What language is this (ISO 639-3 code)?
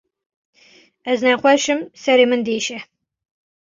kur